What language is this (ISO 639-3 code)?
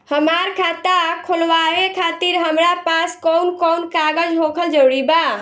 bho